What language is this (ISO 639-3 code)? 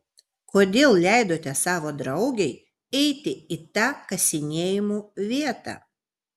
lit